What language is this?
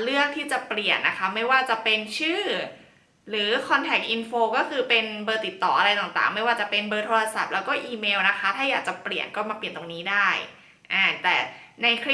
Thai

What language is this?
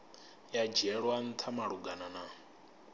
Venda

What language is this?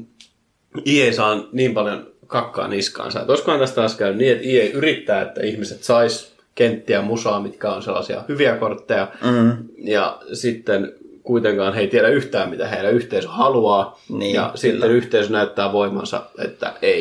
Finnish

